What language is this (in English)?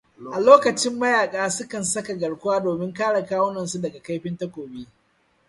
Hausa